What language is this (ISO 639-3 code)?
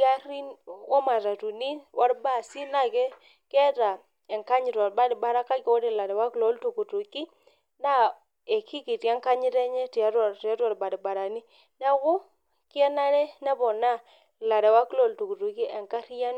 mas